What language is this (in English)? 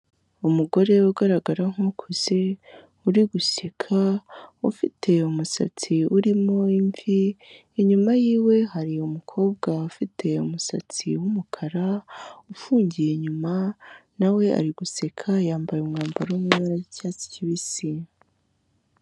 Kinyarwanda